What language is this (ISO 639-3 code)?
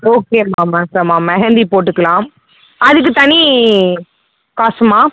tam